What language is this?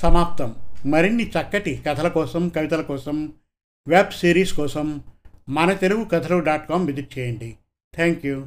Telugu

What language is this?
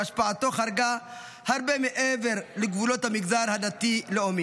Hebrew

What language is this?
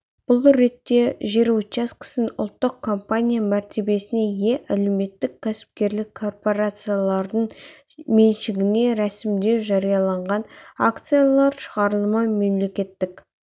Kazakh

